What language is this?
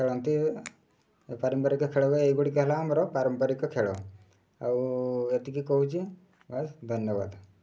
Odia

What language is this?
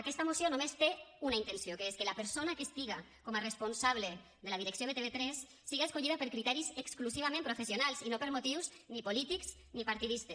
Catalan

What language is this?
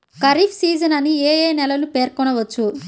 Telugu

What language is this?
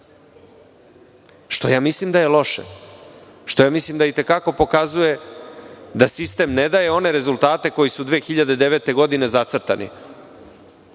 Serbian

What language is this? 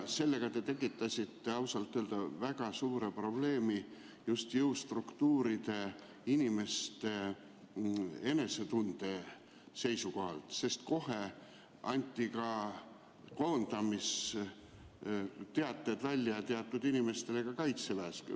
Estonian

